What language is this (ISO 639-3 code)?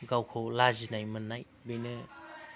brx